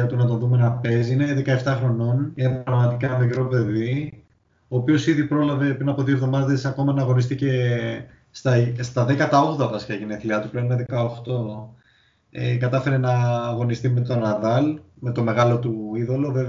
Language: Greek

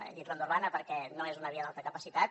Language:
Catalan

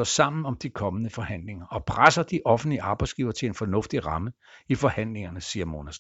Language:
Danish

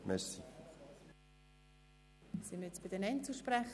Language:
Swiss German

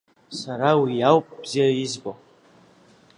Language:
Abkhazian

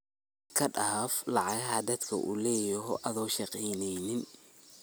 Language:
Somali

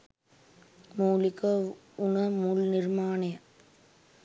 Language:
Sinhala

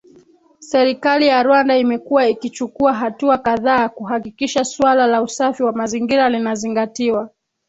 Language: Swahili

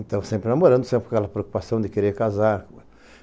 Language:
Portuguese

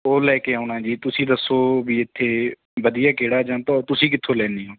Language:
Punjabi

